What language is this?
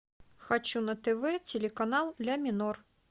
Russian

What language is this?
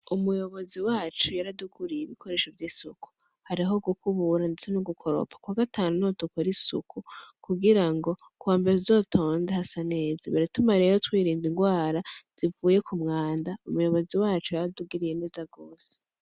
Rundi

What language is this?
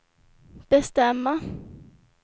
Swedish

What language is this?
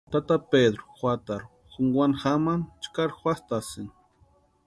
Western Highland Purepecha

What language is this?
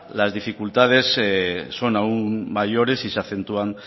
Spanish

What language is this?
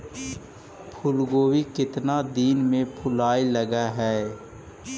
Magahi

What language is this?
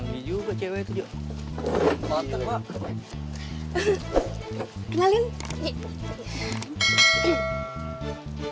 Indonesian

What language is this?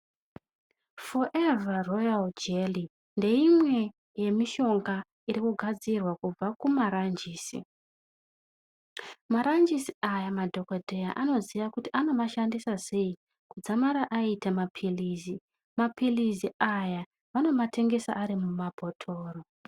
Ndau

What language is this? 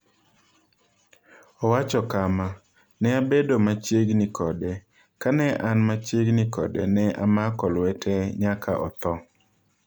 Luo (Kenya and Tanzania)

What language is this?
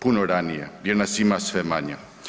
Croatian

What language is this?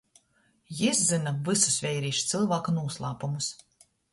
Latgalian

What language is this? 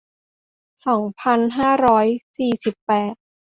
Thai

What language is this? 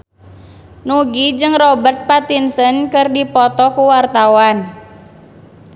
Sundanese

